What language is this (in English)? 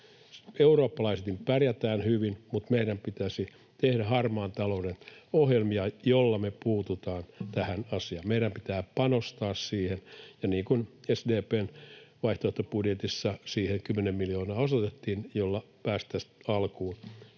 Finnish